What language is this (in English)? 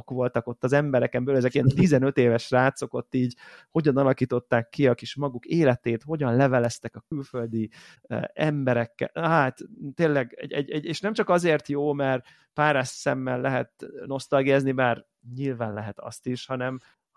Hungarian